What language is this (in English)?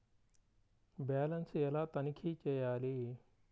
Telugu